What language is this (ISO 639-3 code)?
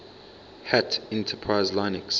eng